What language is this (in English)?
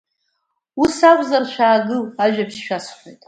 Abkhazian